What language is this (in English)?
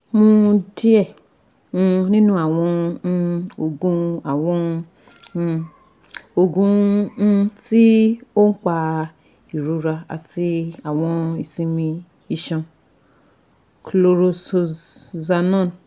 Yoruba